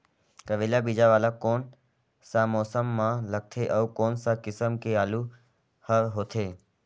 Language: Chhattisgarhi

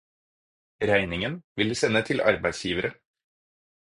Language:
Norwegian Bokmål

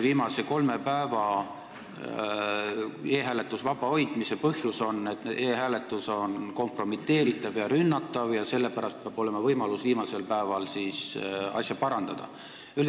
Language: Estonian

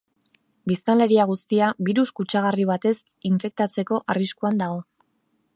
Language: Basque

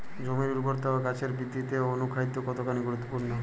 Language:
Bangla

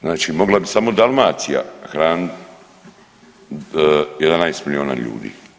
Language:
Croatian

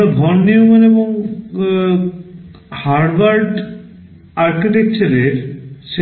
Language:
Bangla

